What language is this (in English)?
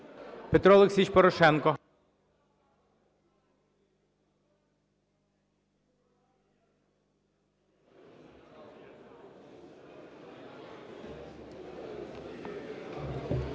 Ukrainian